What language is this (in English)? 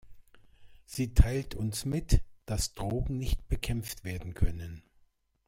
German